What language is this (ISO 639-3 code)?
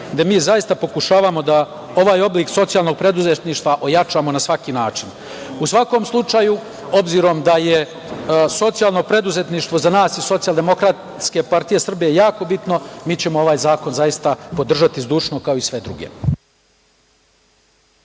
srp